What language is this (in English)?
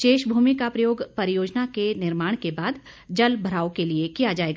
Hindi